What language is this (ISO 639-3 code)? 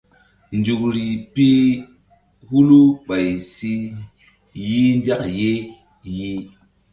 mdd